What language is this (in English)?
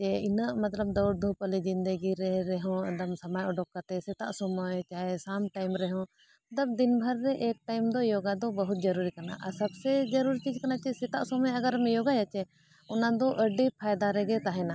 Santali